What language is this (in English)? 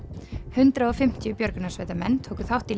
Icelandic